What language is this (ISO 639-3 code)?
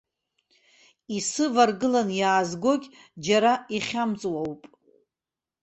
abk